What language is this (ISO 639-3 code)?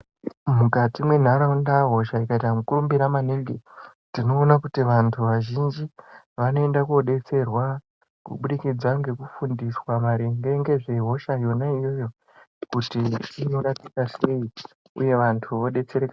ndc